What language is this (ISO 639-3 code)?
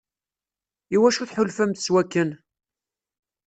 kab